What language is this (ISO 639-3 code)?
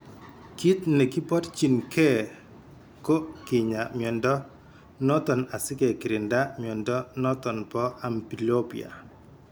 kln